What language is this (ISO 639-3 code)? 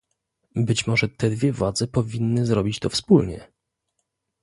pol